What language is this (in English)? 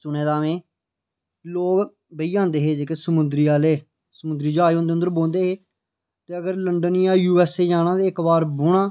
Dogri